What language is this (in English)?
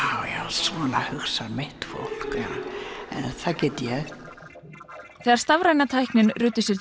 Icelandic